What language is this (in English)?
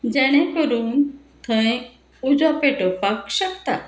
Konkani